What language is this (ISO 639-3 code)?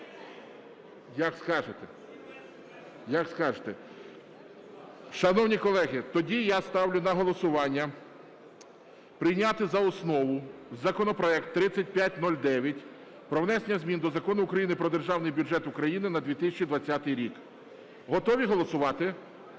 ukr